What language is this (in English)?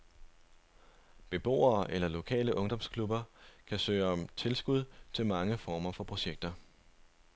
Danish